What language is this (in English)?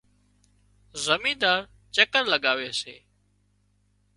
Wadiyara Koli